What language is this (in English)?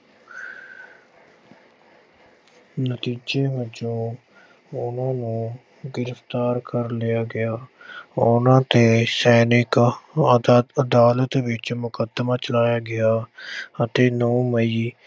Punjabi